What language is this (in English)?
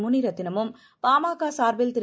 Tamil